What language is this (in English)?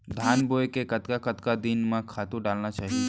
Chhattisgarhi